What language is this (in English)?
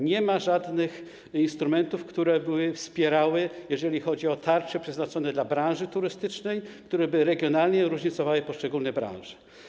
Polish